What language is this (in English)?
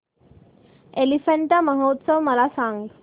Marathi